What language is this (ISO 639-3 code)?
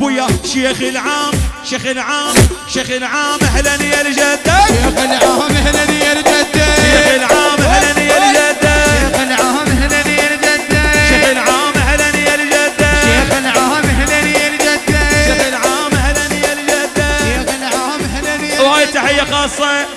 ara